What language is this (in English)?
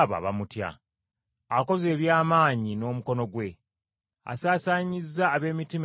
Ganda